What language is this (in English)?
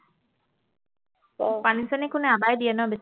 Assamese